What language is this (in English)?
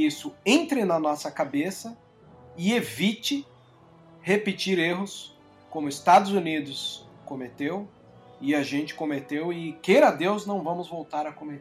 Portuguese